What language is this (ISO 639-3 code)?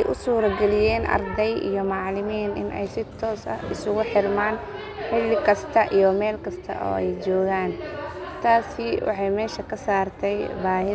som